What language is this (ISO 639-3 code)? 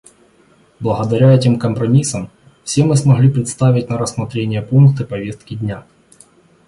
rus